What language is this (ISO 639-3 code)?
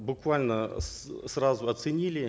kaz